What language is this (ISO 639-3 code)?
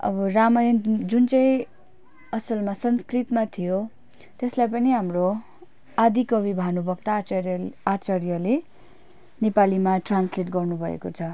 nep